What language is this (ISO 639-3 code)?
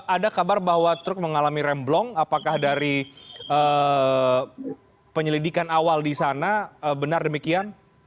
ind